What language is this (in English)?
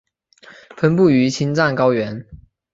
Chinese